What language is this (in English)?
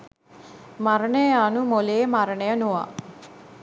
Sinhala